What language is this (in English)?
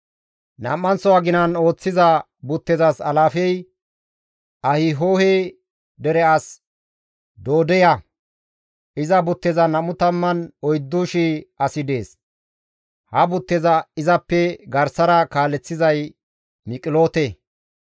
Gamo